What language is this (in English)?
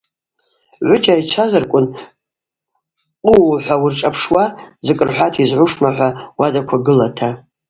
Abaza